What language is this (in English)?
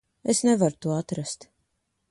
Latvian